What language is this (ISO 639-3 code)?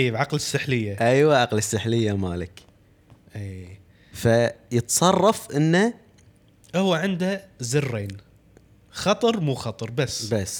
ara